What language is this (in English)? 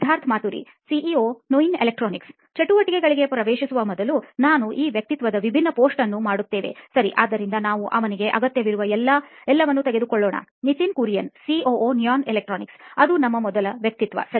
Kannada